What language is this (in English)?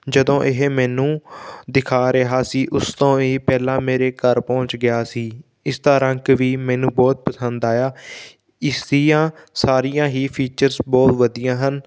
Punjabi